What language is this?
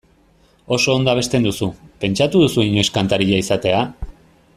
Basque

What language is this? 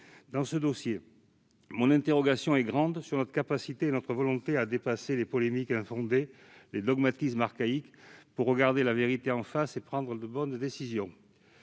French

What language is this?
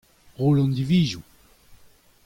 Breton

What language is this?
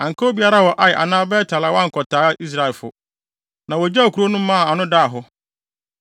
Akan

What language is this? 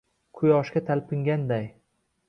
Uzbek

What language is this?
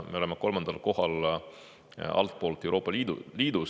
Estonian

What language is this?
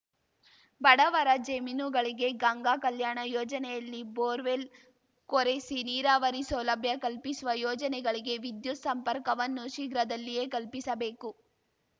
Kannada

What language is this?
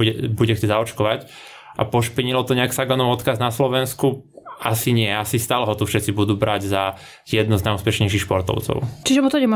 Slovak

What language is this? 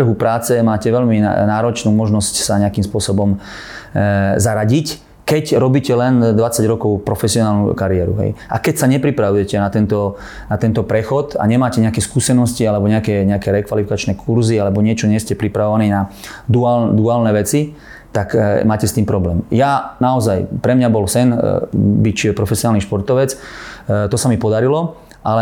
Slovak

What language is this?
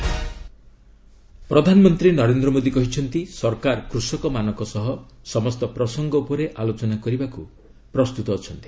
Odia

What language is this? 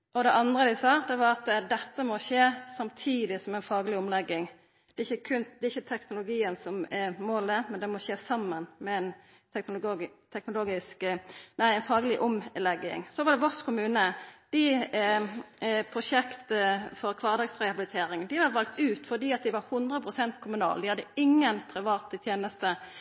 Norwegian Nynorsk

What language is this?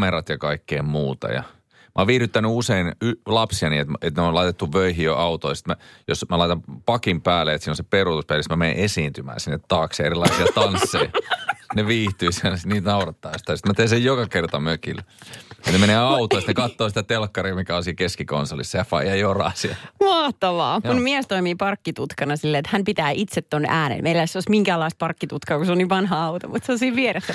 Finnish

